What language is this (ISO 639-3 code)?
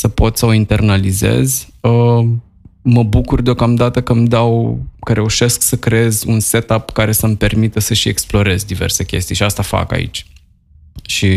ron